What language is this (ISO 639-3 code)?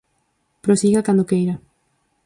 glg